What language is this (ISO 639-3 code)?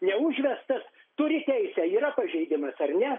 lit